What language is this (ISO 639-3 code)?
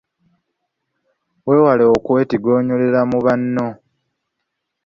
lug